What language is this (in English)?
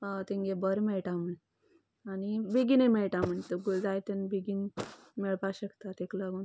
Konkani